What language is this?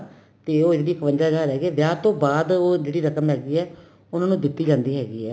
Punjabi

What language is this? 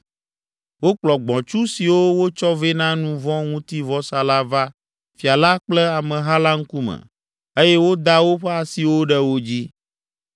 Ewe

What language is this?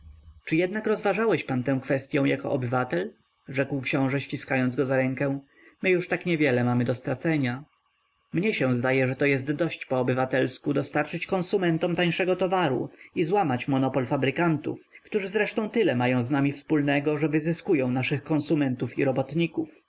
Polish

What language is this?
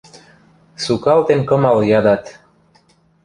Western Mari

